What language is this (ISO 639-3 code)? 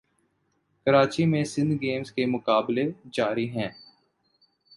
urd